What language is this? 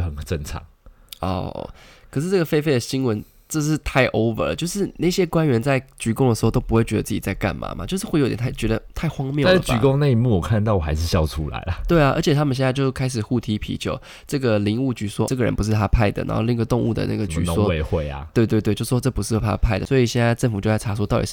Chinese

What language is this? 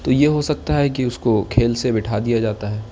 Urdu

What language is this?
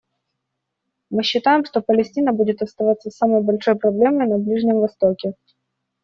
Russian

